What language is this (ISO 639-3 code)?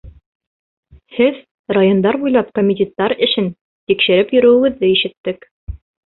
bak